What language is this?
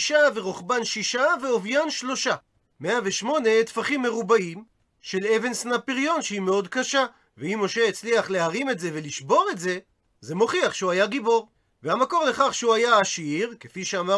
Hebrew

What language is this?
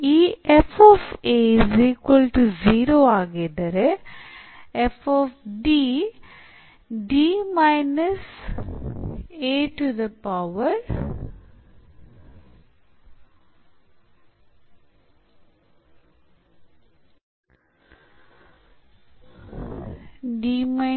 Kannada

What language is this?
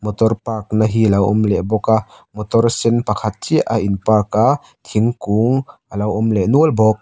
Mizo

